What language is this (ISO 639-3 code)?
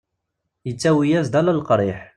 kab